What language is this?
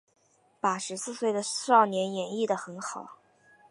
Chinese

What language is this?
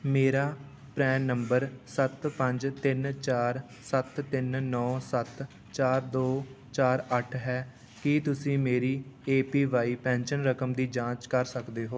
Punjabi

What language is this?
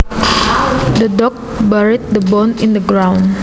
Javanese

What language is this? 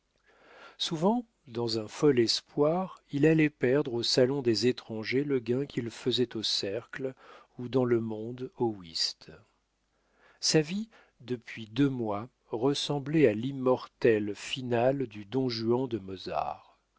French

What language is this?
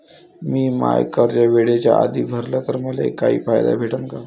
Marathi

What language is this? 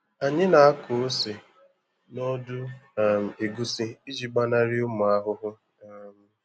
Igbo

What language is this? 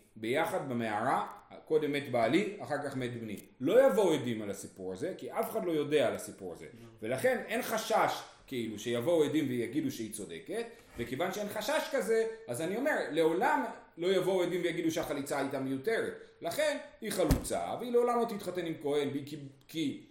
Hebrew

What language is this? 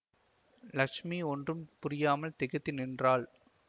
Tamil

